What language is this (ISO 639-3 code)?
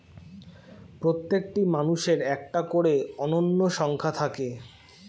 ben